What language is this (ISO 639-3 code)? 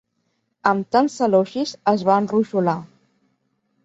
cat